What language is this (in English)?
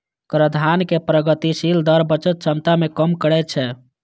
Maithili